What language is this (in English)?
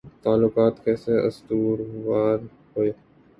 Urdu